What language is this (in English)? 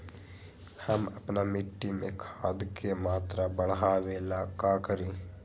Magahi